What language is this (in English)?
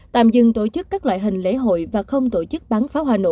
Vietnamese